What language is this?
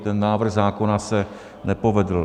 Czech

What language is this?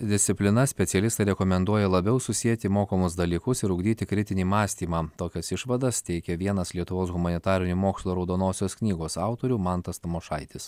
Lithuanian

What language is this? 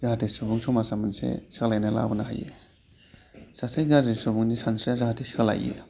Bodo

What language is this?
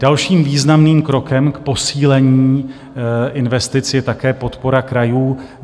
Czech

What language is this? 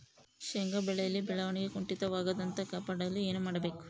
Kannada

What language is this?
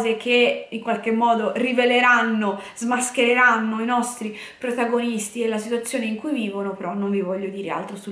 Italian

